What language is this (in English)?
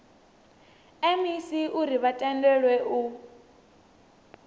Venda